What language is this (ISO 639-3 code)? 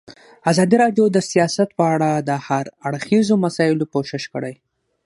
pus